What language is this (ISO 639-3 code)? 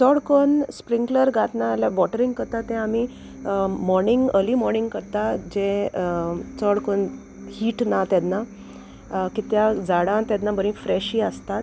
kok